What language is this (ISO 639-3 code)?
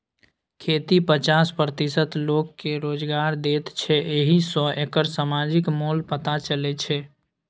mai